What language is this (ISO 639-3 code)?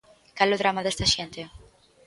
glg